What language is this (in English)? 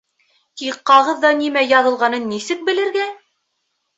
Bashkir